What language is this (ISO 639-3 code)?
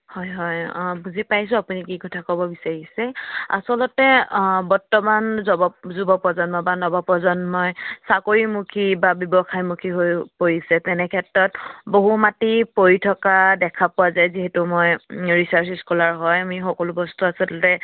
asm